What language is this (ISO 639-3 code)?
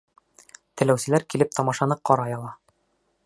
bak